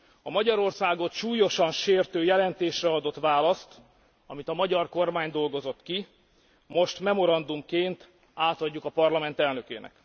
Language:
Hungarian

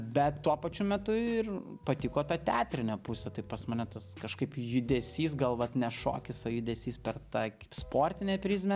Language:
Lithuanian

